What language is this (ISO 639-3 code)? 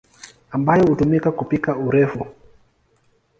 swa